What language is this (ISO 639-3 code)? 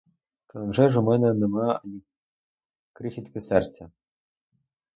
ukr